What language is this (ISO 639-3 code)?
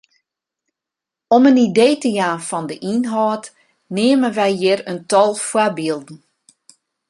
fry